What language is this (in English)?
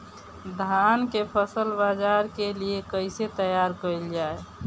Bhojpuri